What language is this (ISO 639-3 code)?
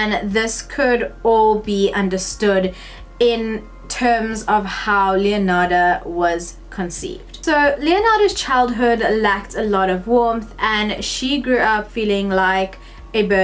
eng